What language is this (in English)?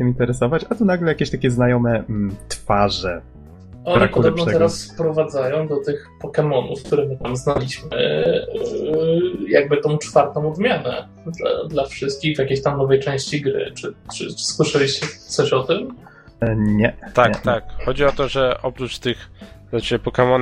Polish